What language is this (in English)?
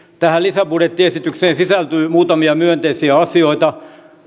Finnish